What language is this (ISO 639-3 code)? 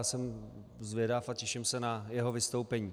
ces